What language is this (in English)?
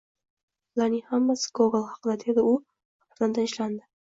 Uzbek